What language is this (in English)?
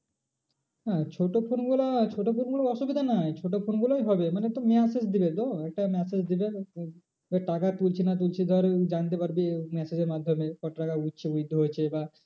Bangla